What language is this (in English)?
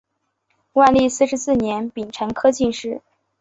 Chinese